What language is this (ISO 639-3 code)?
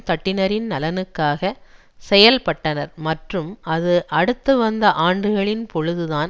tam